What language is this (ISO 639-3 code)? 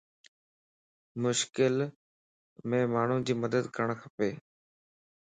lss